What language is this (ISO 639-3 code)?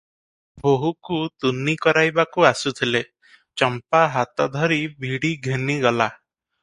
ori